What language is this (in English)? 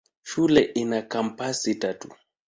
Swahili